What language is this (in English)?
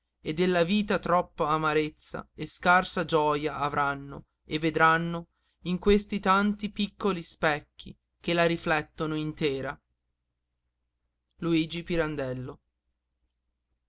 Italian